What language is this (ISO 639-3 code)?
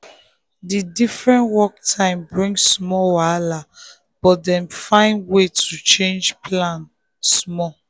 pcm